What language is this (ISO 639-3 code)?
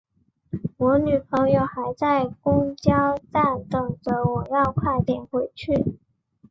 zho